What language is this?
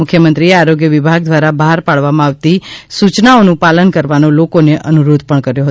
Gujarati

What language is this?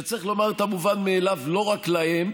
Hebrew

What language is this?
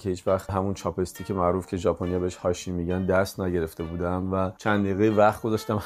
Persian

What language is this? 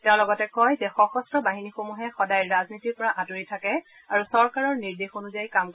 Assamese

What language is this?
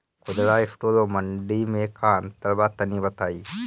Bhojpuri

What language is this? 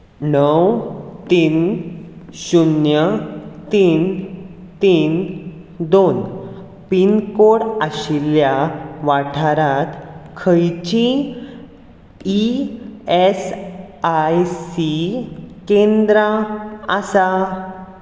Konkani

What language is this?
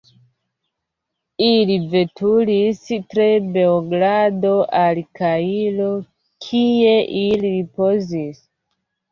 Esperanto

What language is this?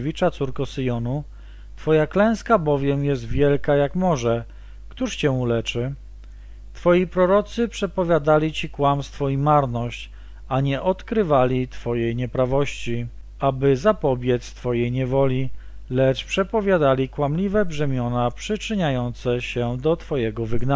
Polish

